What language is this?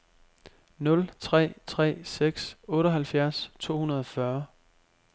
Danish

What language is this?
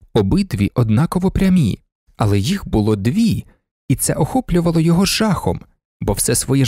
Ukrainian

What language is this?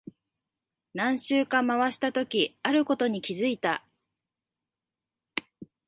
Japanese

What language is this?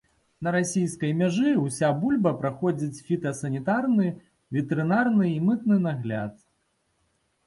Belarusian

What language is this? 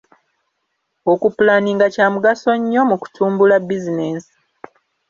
Ganda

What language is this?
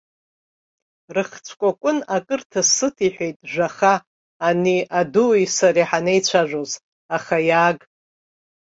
Abkhazian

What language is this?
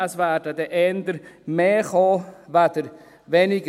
Swiss German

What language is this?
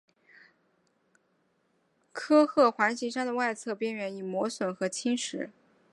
Chinese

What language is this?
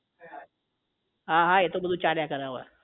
Gujarati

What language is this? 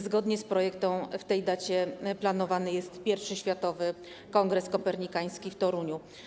Polish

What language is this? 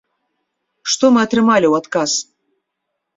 Belarusian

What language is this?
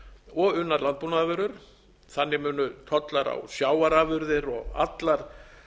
Icelandic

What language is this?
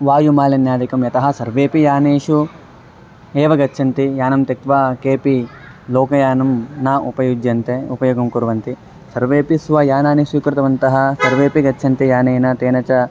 Sanskrit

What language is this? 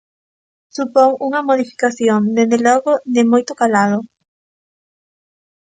Galician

